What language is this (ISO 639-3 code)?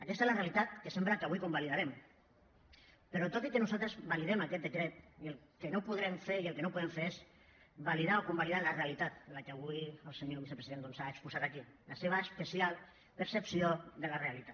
cat